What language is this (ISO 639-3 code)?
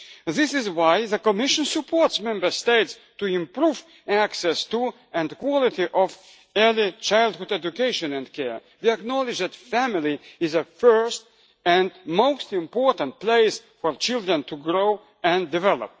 eng